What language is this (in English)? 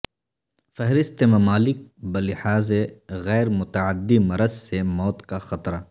Urdu